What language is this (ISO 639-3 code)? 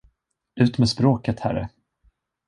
swe